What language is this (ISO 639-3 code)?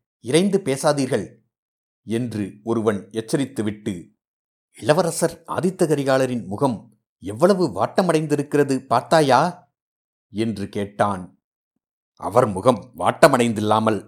tam